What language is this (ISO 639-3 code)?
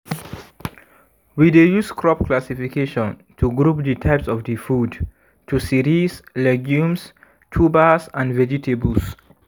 pcm